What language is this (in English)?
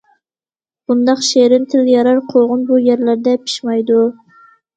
Uyghur